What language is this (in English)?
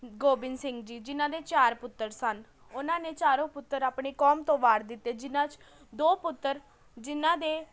Punjabi